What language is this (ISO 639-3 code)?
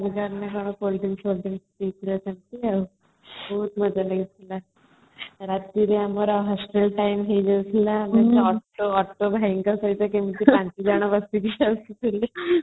ori